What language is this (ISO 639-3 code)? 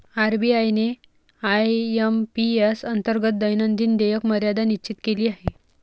mar